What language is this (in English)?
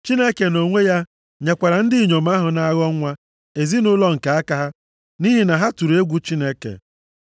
Igbo